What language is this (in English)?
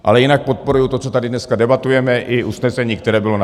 Czech